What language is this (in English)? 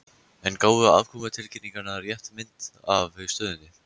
Icelandic